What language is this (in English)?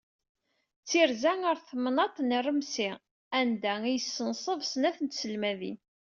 Kabyle